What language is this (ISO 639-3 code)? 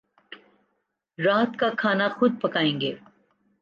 urd